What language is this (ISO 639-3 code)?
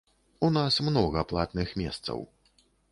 bel